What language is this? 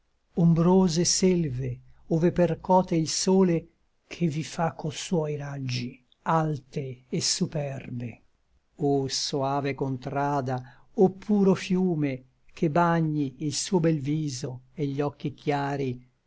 Italian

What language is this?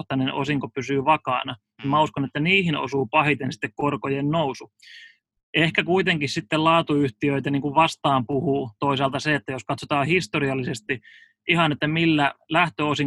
Finnish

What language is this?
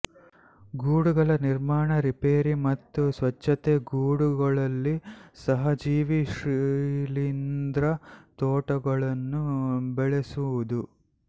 Kannada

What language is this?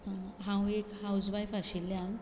Konkani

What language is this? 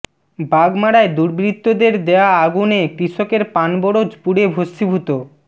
Bangla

